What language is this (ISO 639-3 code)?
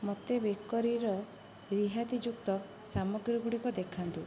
ori